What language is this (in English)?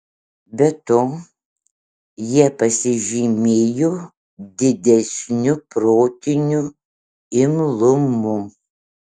Lithuanian